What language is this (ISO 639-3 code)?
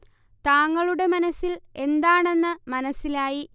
mal